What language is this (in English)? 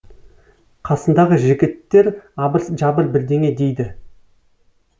Kazakh